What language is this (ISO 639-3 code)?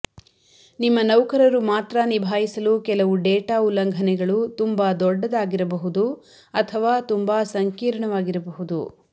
kan